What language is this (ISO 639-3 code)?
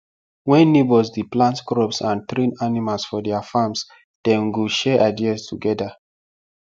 pcm